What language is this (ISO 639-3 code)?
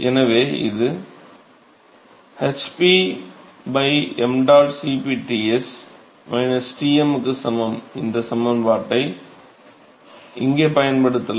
tam